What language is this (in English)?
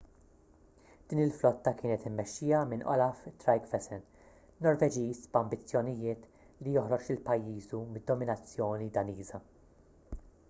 Maltese